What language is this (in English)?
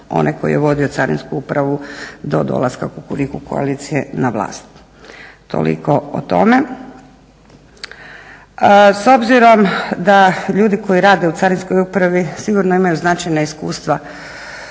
Croatian